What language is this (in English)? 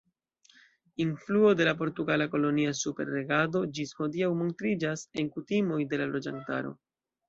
Esperanto